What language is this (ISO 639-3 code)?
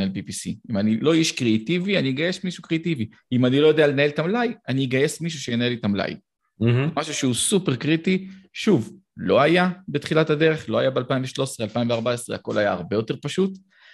heb